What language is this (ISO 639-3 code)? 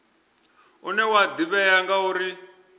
ven